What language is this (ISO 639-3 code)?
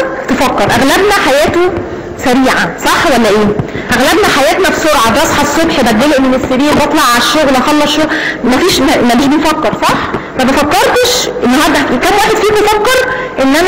ara